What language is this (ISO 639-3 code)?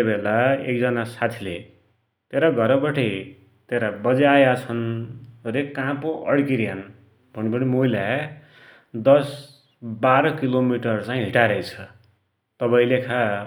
dty